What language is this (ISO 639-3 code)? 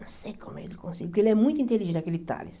por